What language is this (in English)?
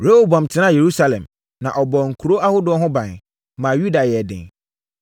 Akan